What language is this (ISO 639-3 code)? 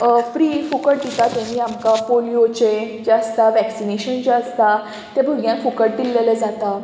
kok